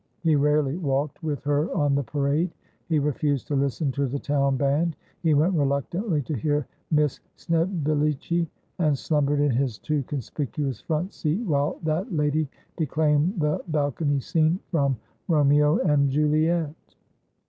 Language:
English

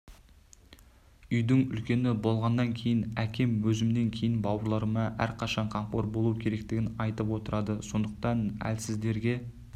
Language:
Kazakh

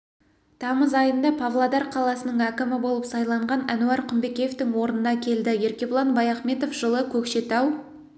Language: Kazakh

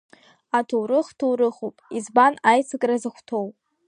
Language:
Abkhazian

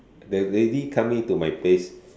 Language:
English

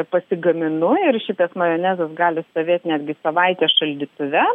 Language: Lithuanian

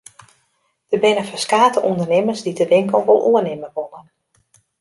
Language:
Western Frisian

